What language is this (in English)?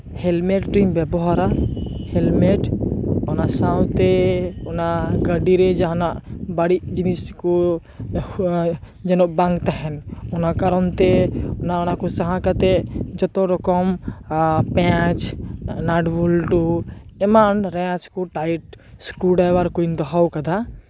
Santali